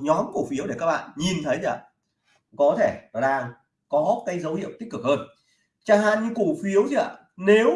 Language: Vietnamese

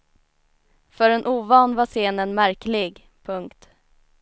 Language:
Swedish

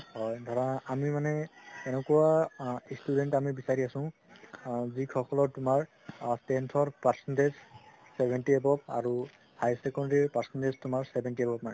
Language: Assamese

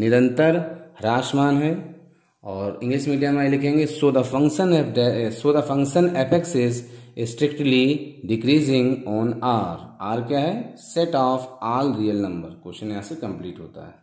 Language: Hindi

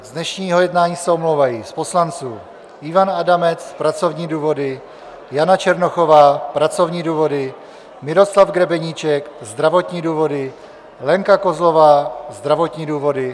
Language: Czech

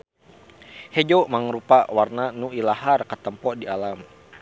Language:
Sundanese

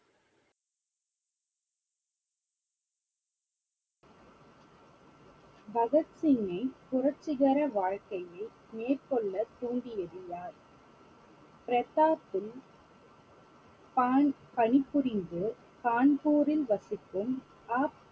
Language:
Tamil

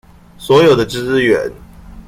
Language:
Chinese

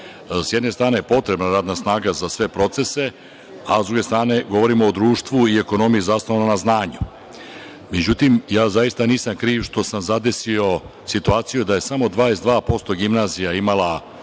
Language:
Serbian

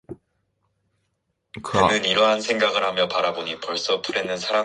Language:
Korean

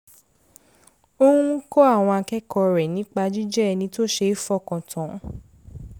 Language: Yoruba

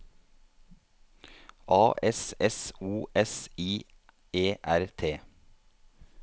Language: Norwegian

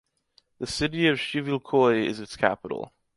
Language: English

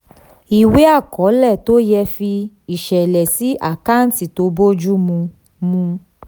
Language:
Yoruba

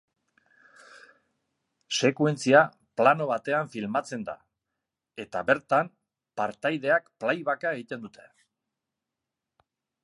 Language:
Basque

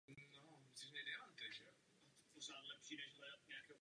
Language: Czech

